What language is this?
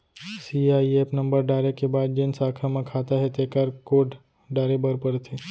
Chhattisgarhi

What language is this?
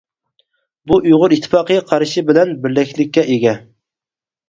Uyghur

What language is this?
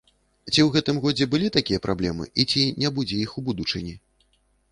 Belarusian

